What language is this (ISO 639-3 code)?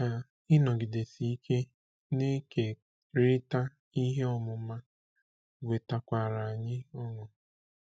ibo